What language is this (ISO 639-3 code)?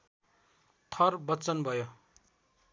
nep